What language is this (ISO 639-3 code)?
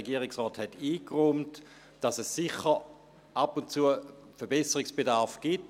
gsw